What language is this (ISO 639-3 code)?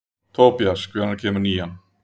isl